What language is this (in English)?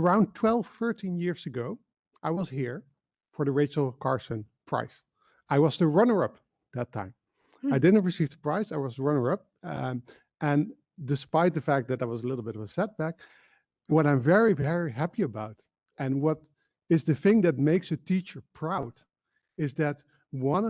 Dutch